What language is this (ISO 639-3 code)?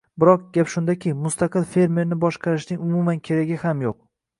uzb